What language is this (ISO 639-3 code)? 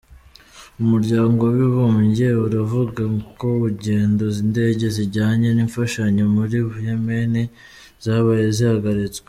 kin